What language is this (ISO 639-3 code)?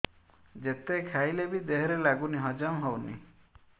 ori